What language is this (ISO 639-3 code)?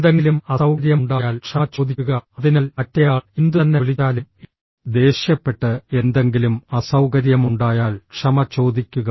mal